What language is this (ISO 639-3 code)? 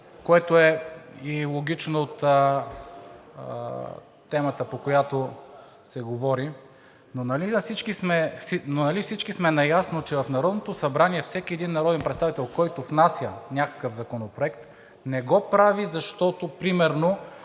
bul